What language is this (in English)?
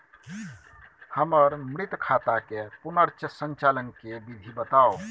Maithili